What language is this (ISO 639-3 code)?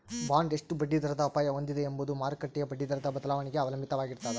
kan